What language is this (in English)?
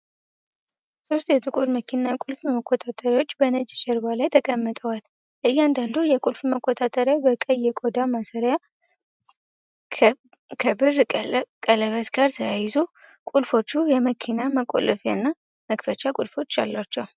Amharic